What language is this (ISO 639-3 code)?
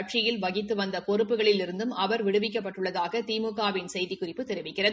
tam